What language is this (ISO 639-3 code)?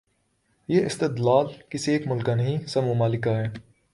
urd